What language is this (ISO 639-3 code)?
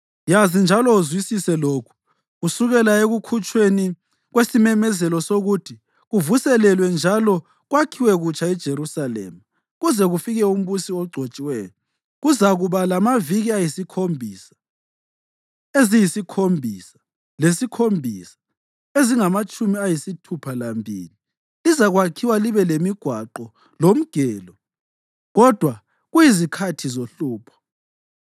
nde